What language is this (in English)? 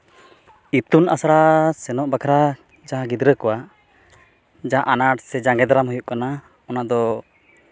Santali